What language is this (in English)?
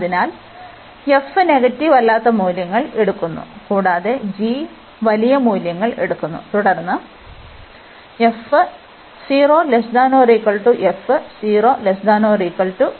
Malayalam